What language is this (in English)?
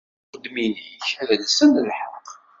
Kabyle